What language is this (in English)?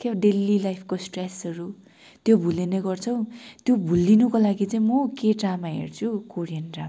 Nepali